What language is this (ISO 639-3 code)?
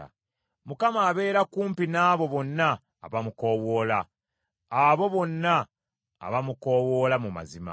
lug